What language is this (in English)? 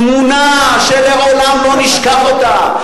Hebrew